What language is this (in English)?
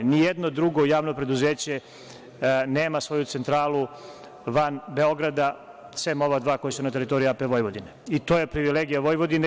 Serbian